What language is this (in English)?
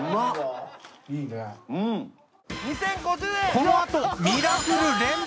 Japanese